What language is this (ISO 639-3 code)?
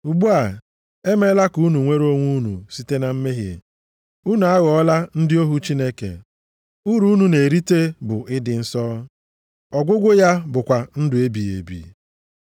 ibo